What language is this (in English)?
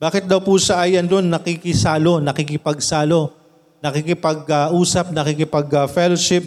Filipino